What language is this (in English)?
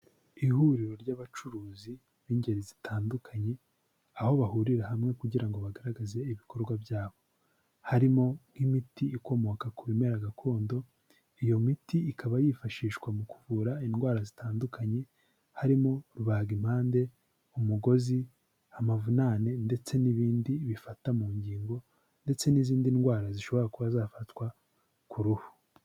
Kinyarwanda